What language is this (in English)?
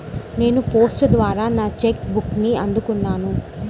Telugu